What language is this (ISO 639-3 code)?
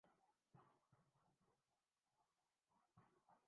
urd